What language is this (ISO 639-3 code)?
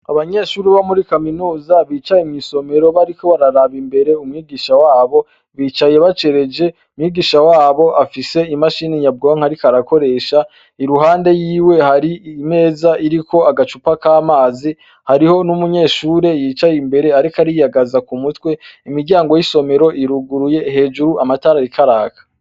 run